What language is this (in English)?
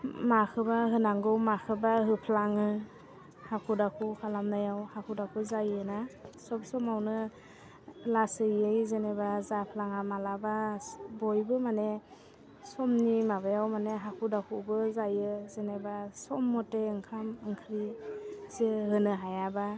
Bodo